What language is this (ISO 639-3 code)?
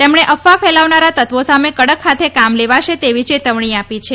guj